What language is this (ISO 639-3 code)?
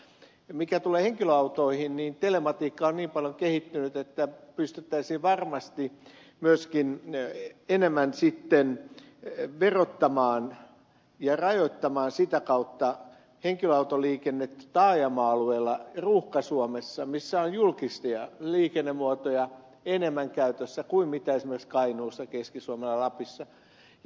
fin